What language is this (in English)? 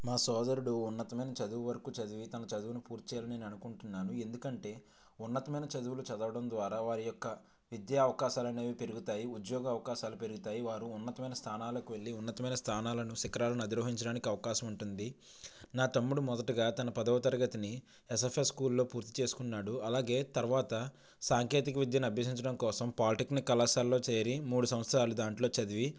Telugu